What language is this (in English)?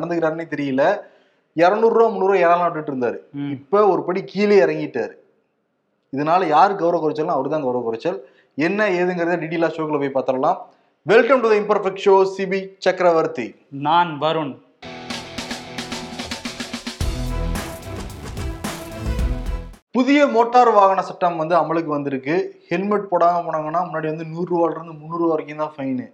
Tamil